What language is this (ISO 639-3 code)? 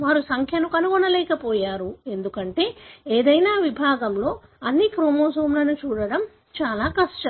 tel